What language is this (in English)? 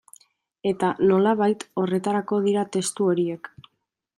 Basque